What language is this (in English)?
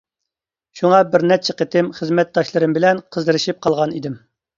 Uyghur